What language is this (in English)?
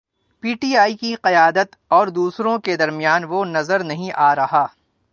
Urdu